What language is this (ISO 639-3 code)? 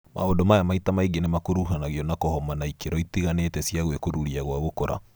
kik